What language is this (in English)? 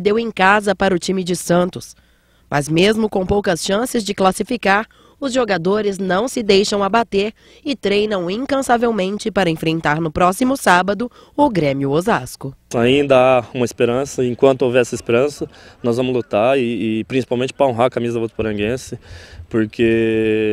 Portuguese